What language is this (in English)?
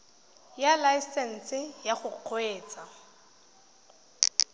Tswana